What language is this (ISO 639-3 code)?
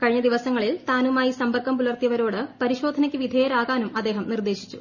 mal